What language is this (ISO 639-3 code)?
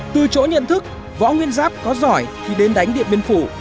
vie